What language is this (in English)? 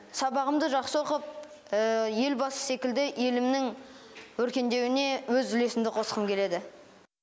Kazakh